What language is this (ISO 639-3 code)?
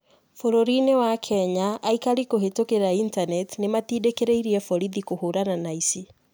kik